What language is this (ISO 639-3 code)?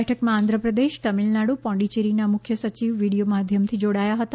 guj